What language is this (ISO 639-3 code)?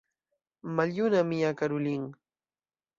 epo